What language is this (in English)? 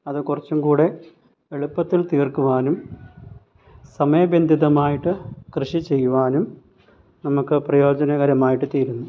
Malayalam